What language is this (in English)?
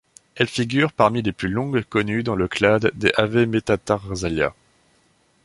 French